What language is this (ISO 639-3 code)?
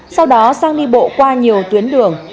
vie